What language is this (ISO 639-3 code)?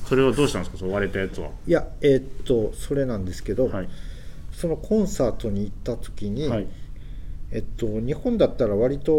jpn